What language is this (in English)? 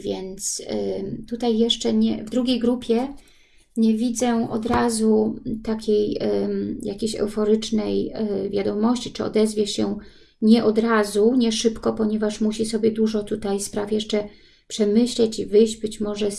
Polish